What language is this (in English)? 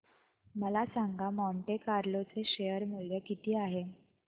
Marathi